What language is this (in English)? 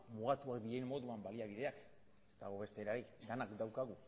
Basque